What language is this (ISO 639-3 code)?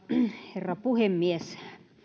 fin